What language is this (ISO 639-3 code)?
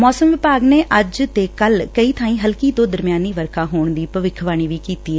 pan